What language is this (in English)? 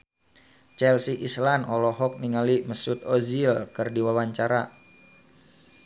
Sundanese